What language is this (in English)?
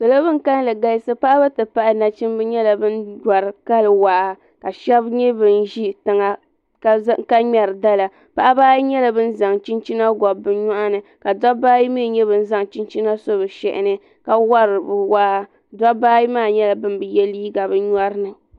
Dagbani